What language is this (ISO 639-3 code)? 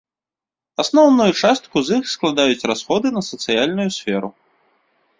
bel